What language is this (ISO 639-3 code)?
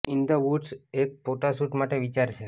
guj